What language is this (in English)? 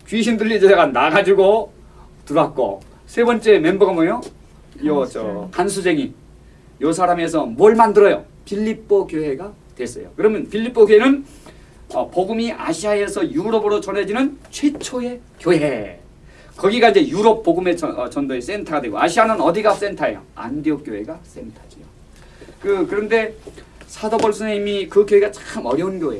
Korean